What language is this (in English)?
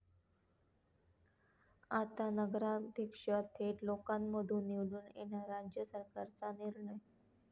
Marathi